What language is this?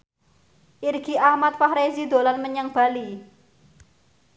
Javanese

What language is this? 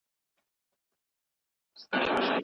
Pashto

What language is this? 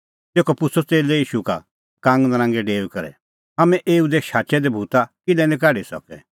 Kullu Pahari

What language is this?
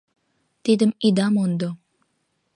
Mari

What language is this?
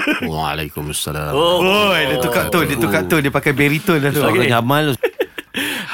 Malay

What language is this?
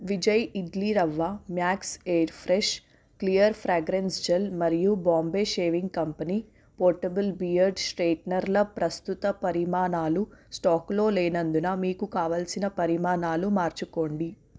Telugu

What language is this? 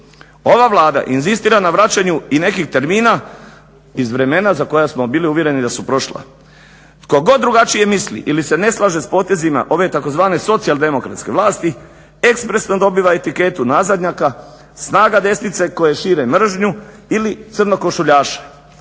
Croatian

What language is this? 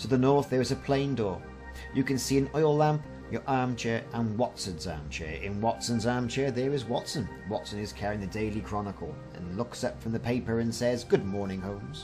English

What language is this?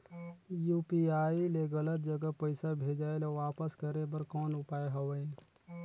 Chhattisgarhi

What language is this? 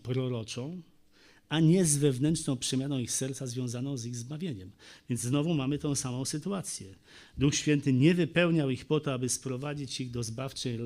Polish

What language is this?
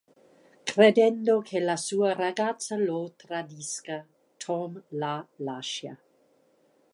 Italian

